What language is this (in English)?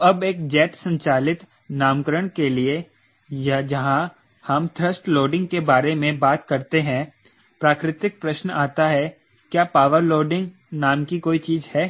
Hindi